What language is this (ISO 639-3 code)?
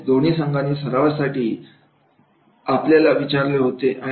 mar